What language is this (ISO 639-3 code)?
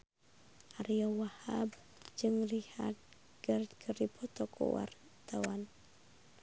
sun